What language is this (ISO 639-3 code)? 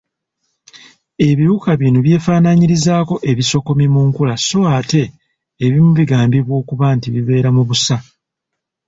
lug